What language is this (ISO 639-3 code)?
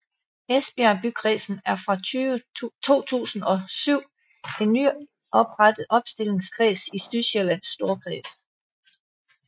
dan